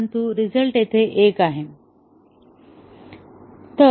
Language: Marathi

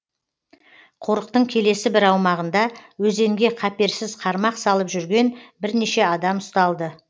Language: Kazakh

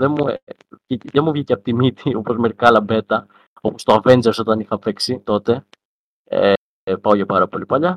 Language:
Greek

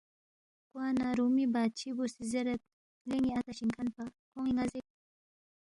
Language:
Balti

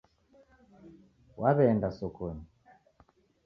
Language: Taita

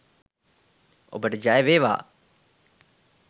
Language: Sinhala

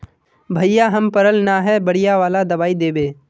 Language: Magahi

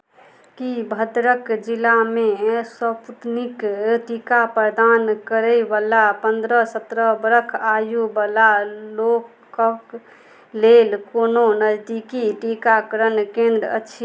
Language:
Maithili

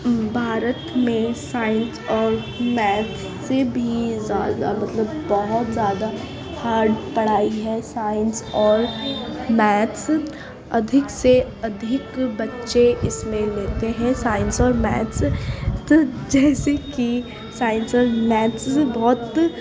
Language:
Urdu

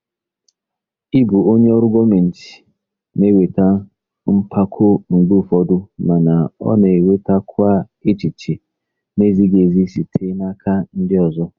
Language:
Igbo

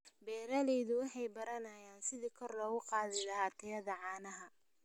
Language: Somali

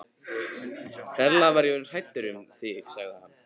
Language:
Icelandic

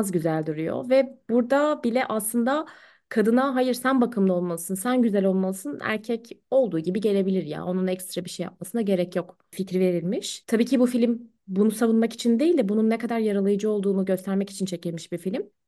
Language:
Turkish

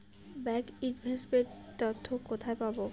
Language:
Bangla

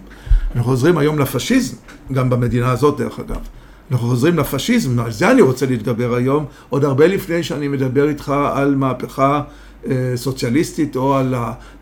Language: Hebrew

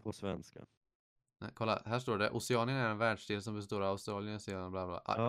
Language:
Swedish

